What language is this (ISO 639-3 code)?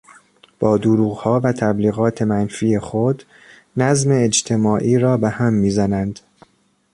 fas